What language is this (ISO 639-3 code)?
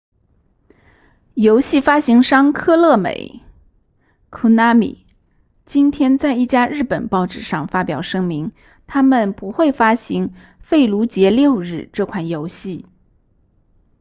zho